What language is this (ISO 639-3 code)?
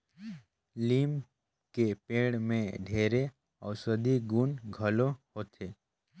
hne